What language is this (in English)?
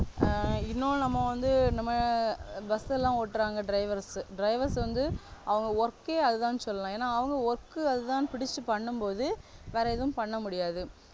Tamil